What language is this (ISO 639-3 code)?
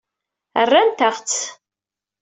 kab